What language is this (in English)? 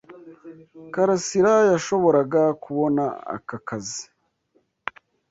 Kinyarwanda